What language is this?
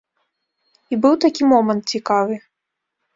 Belarusian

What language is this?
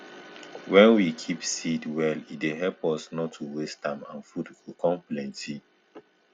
Nigerian Pidgin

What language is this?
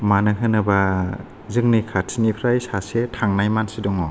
Bodo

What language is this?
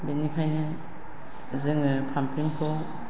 Bodo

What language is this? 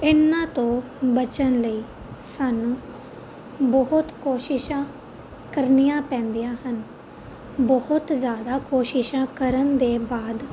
Punjabi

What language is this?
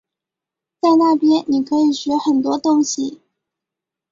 Chinese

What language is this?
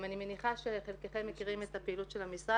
Hebrew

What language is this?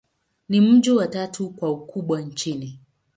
Swahili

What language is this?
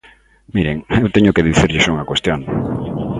Galician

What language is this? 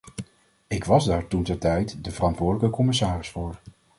Dutch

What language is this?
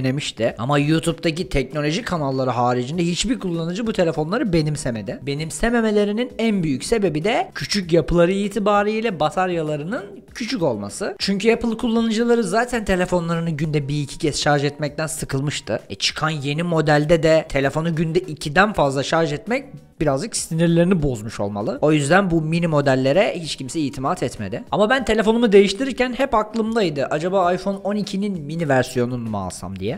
Turkish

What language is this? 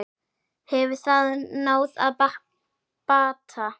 Icelandic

